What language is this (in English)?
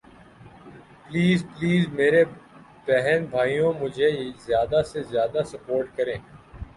Urdu